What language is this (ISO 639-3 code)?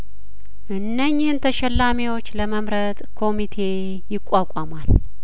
amh